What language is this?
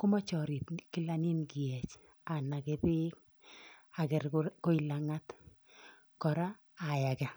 Kalenjin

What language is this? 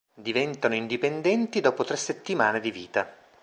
Italian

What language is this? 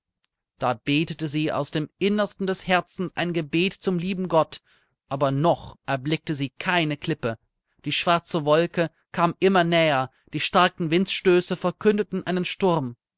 German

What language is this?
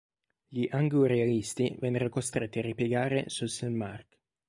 Italian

